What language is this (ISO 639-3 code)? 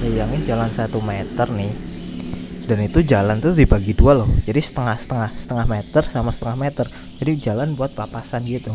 ind